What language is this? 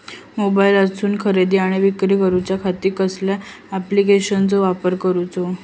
Marathi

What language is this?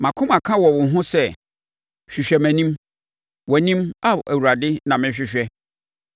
Akan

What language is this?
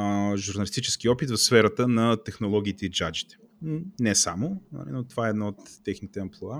Bulgarian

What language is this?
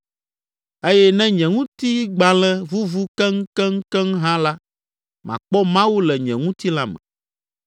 Ewe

